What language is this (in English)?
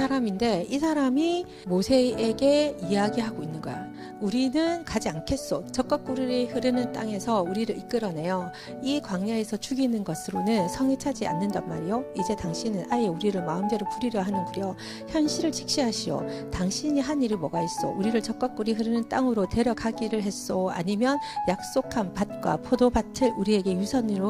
Korean